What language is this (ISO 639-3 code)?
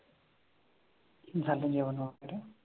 mar